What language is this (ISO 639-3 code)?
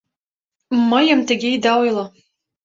chm